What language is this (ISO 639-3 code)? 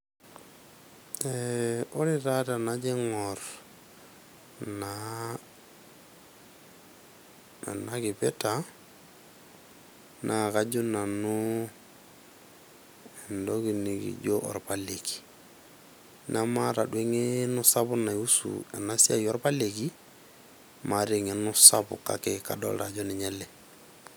mas